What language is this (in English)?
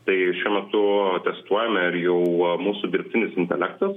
Lithuanian